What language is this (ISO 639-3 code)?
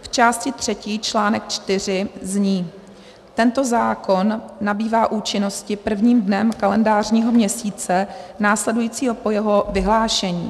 ces